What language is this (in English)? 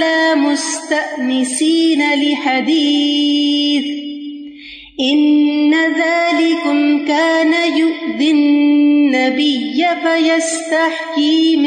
Urdu